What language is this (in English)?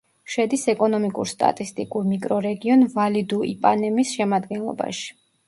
Georgian